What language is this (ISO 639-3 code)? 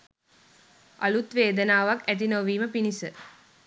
sin